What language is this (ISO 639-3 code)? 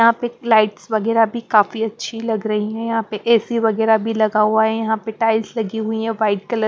hin